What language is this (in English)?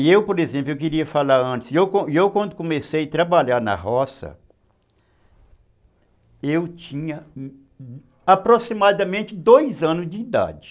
Portuguese